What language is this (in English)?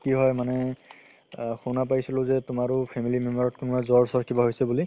Assamese